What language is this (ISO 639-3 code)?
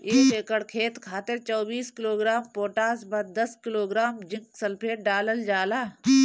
bho